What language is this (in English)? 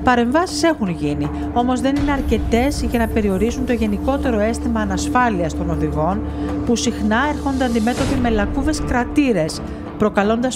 Greek